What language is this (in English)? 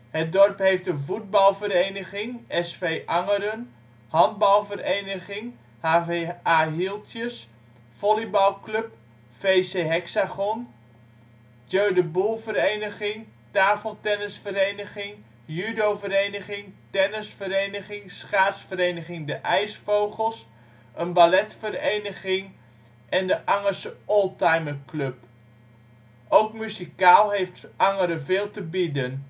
Dutch